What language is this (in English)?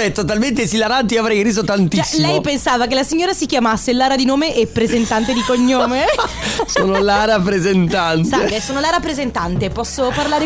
Italian